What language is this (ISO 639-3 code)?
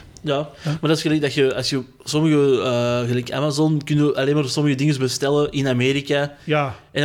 nld